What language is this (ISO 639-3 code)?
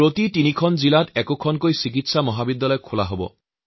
asm